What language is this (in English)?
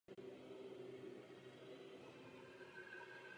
Czech